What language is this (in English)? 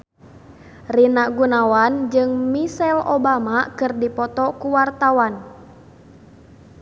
Sundanese